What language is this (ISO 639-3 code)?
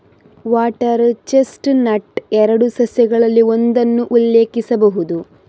kan